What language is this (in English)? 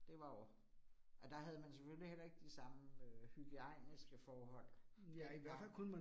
Danish